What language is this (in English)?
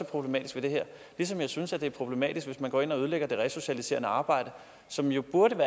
Danish